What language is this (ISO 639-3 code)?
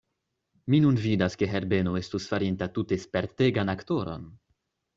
epo